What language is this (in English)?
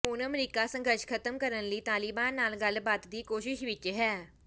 Punjabi